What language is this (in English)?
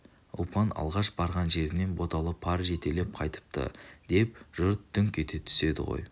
Kazakh